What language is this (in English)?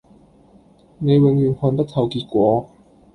Cantonese